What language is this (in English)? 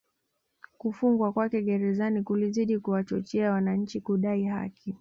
Swahili